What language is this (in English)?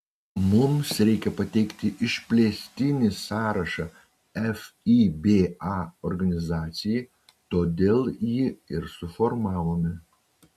Lithuanian